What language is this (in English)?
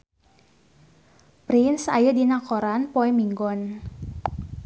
Sundanese